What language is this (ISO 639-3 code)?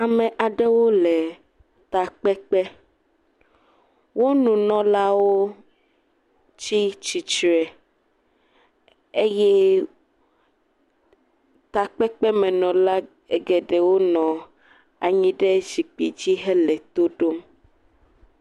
ewe